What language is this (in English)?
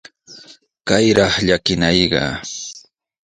Sihuas Ancash Quechua